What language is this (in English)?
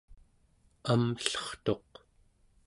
Central Yupik